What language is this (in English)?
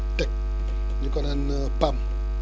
Wolof